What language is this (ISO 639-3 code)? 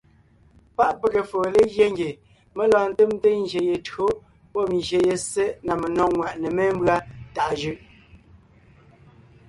nnh